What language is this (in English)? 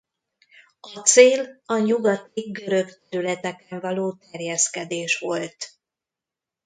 Hungarian